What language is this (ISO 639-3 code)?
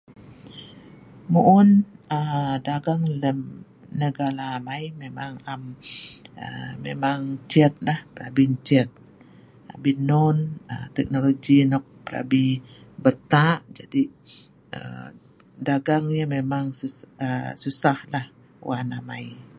snv